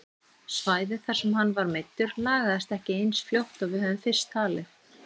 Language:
Icelandic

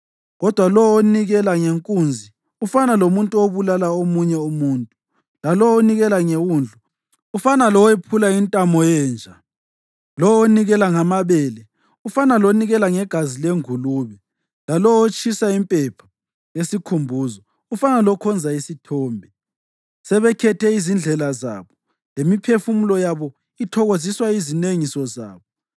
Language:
North Ndebele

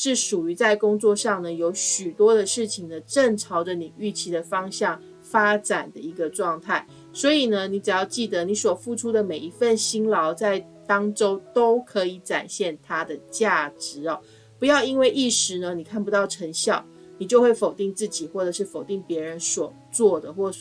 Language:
Chinese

